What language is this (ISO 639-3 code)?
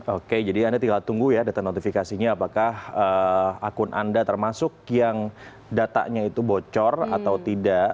ind